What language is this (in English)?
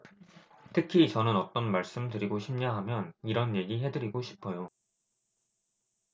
Korean